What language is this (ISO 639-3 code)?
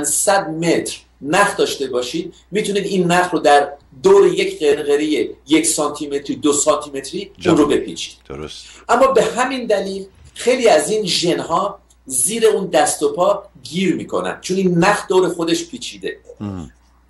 fas